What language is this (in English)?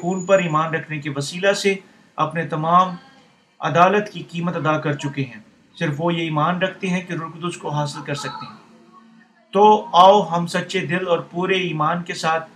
Urdu